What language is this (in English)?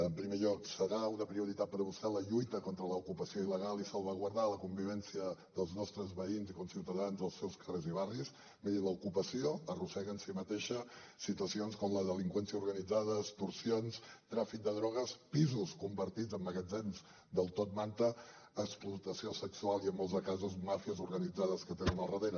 Catalan